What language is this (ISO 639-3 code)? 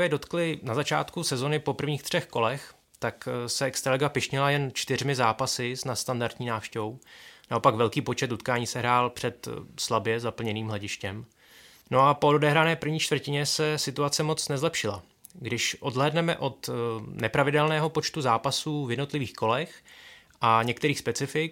ces